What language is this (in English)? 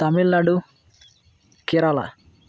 Santali